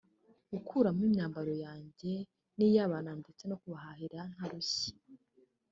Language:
Kinyarwanda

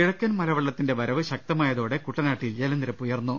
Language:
Malayalam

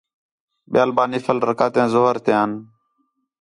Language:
Khetrani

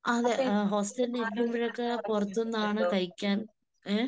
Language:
Malayalam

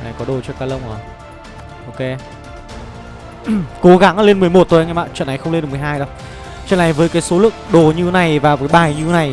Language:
Vietnamese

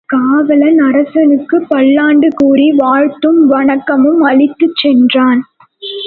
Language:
Tamil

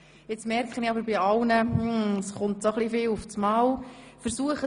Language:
Swiss German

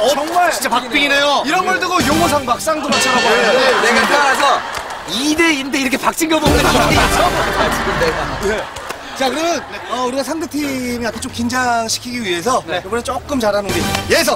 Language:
Korean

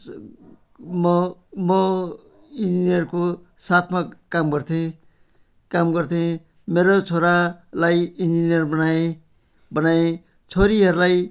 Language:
Nepali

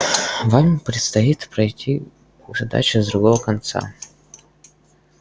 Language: Russian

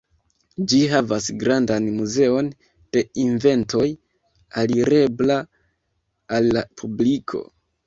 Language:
Esperanto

